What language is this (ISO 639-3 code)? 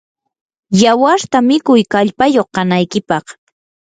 qur